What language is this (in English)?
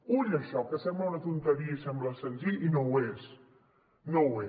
Catalan